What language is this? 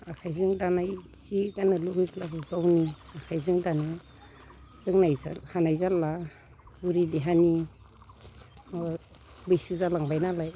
Bodo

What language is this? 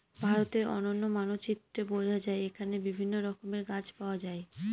Bangla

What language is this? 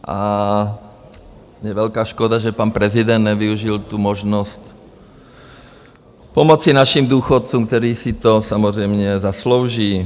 Czech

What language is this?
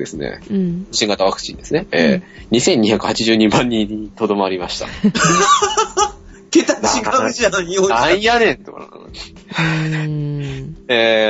Japanese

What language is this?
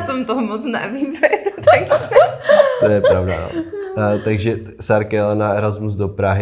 Czech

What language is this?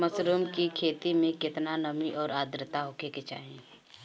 Bhojpuri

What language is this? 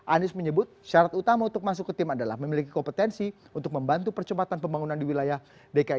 Indonesian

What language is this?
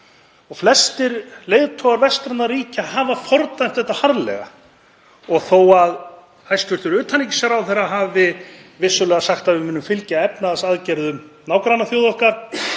Icelandic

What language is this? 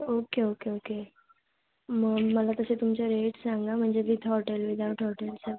Marathi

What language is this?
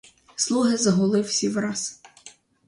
Ukrainian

